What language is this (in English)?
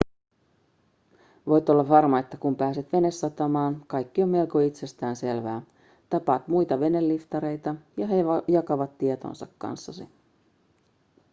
Finnish